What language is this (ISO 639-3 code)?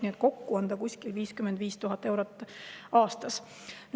est